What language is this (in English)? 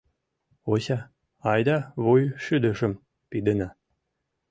Mari